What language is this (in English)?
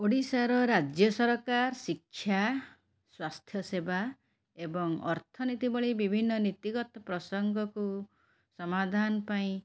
Odia